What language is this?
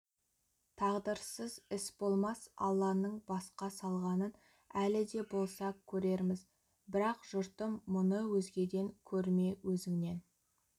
Kazakh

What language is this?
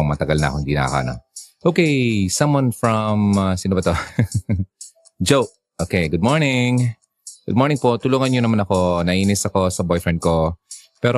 Filipino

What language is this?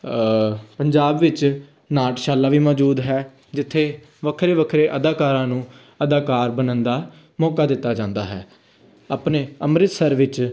Punjabi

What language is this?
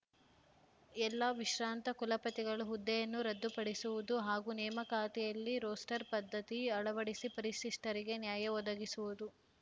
Kannada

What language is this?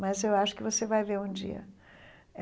Portuguese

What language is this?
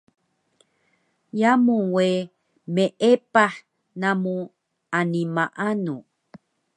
Taroko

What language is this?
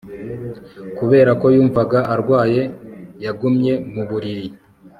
Kinyarwanda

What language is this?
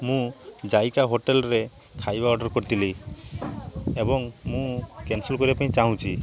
Odia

